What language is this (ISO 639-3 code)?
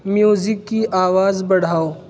urd